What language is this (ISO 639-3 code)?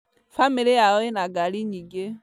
kik